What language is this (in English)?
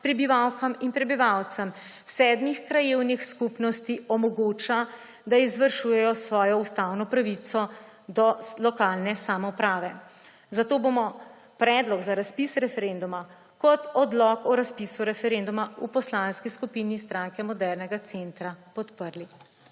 Slovenian